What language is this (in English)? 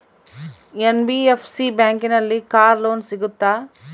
Kannada